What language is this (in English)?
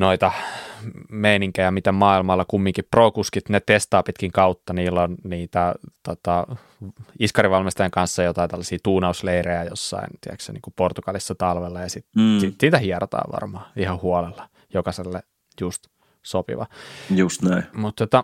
Finnish